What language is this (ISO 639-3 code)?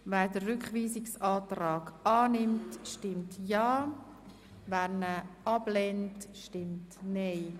gsw